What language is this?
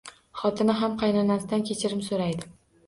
Uzbek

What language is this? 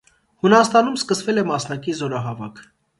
Armenian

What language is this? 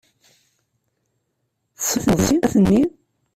Kabyle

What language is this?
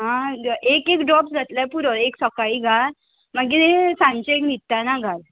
Konkani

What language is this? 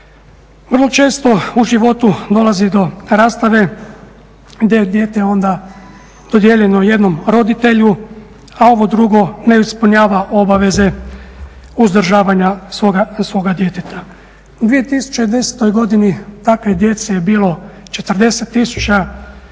Croatian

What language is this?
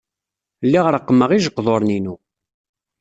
Kabyle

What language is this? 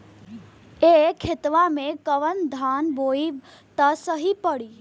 Bhojpuri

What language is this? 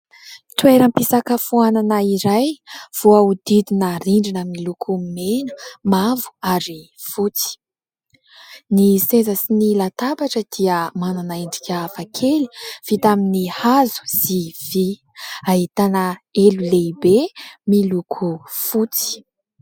Malagasy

